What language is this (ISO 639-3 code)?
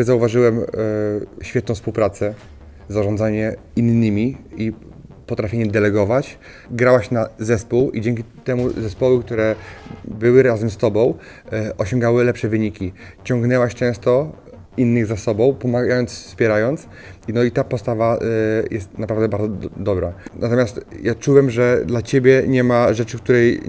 pol